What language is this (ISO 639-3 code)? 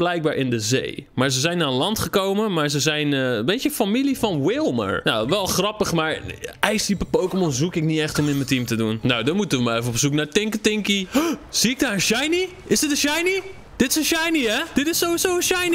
nld